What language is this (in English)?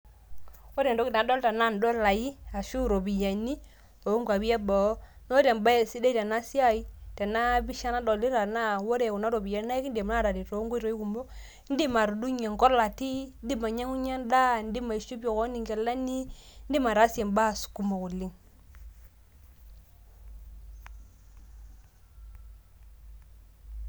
Masai